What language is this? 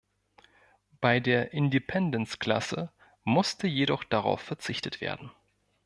German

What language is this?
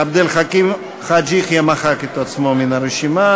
Hebrew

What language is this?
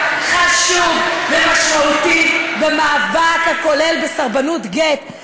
Hebrew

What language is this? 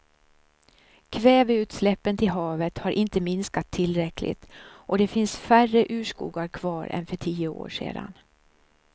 Swedish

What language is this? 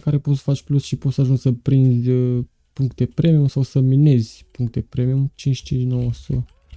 Romanian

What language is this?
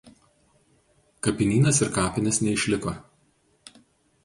Lithuanian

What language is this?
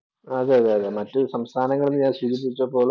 Malayalam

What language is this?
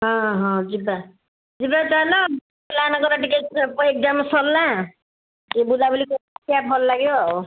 Odia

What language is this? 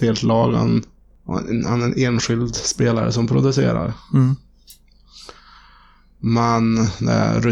Swedish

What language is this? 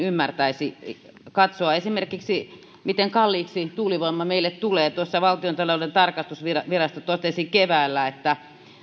Finnish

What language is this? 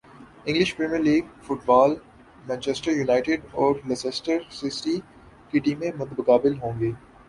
Urdu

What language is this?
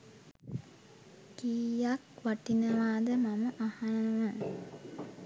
Sinhala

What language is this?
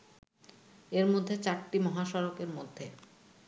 Bangla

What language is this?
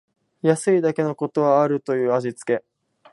Japanese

